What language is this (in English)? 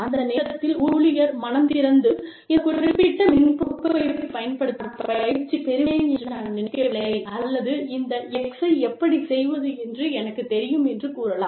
Tamil